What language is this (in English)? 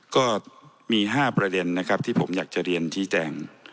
Thai